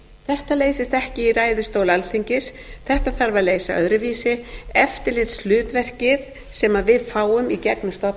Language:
Icelandic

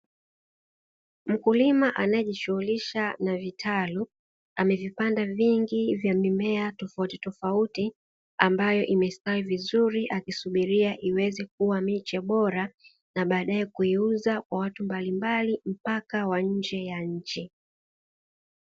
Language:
Swahili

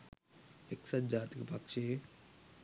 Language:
Sinhala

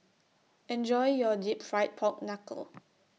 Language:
English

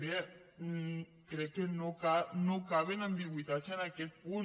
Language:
Catalan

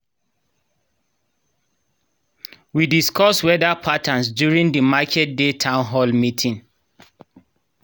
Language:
Nigerian Pidgin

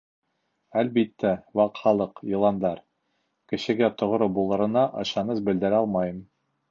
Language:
Bashkir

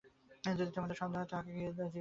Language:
Bangla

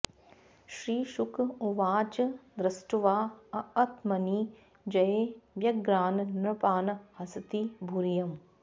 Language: Sanskrit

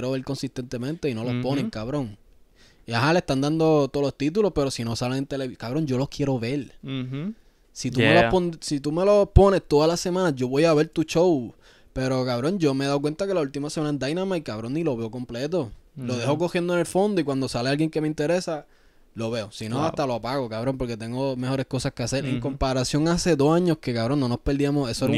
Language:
Spanish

